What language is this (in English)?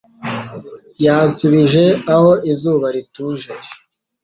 Kinyarwanda